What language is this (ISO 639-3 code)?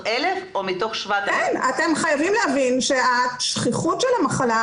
heb